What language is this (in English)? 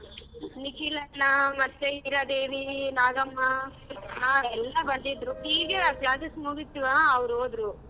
Kannada